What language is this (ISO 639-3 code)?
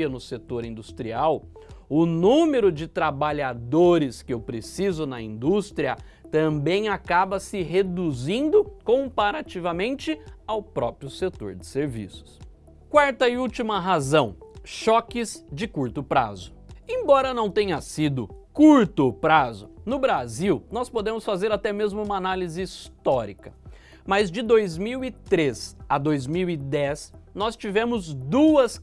por